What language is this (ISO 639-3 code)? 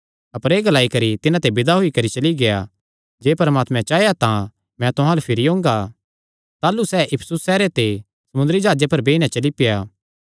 xnr